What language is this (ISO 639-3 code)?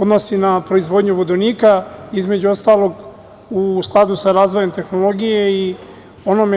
srp